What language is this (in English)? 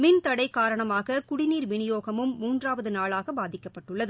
Tamil